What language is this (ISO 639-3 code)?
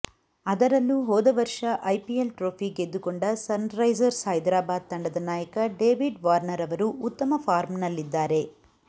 kan